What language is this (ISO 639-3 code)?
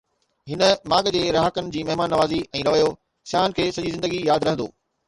snd